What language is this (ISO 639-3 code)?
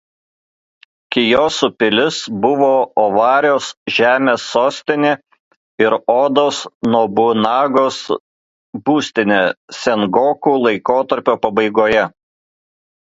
lit